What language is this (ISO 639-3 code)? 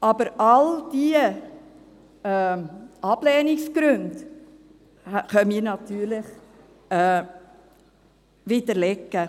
gsw